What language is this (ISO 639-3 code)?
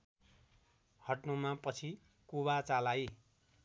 nep